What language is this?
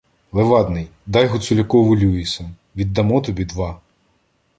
Ukrainian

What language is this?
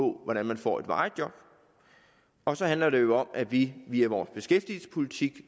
Danish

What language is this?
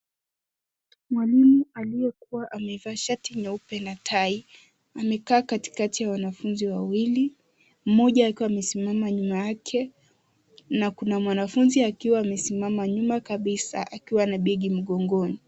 Swahili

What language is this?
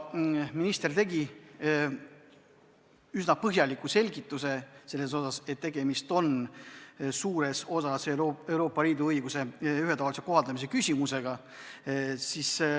Estonian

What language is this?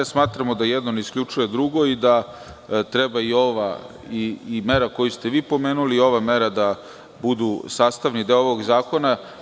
Serbian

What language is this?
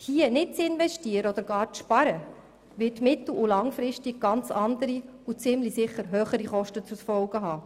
Swiss German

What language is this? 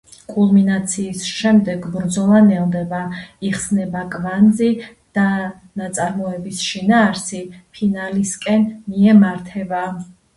Georgian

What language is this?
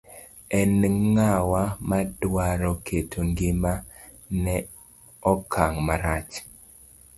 Luo (Kenya and Tanzania)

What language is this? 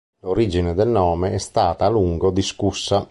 Italian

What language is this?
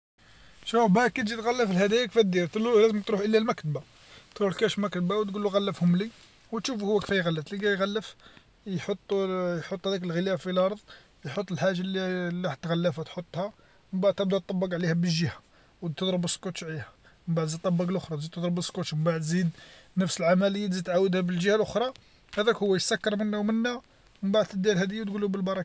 Algerian Arabic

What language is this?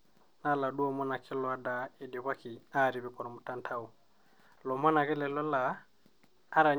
Masai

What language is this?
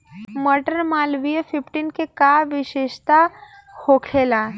Bhojpuri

